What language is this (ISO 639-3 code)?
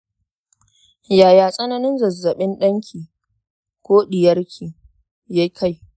hau